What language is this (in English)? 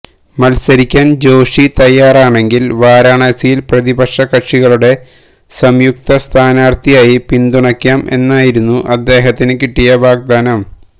Malayalam